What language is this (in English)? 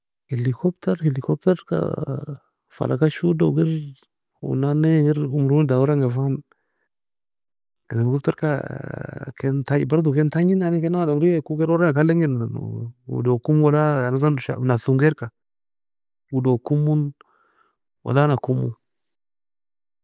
Nobiin